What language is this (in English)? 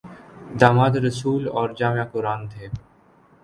Urdu